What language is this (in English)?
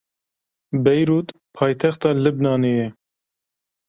Kurdish